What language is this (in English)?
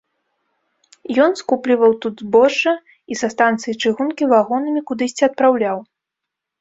Belarusian